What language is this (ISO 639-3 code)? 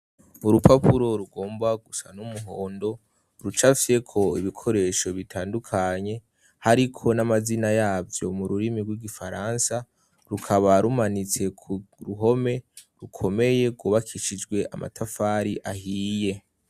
run